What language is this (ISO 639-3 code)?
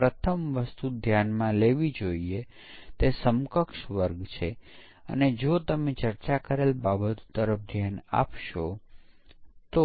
guj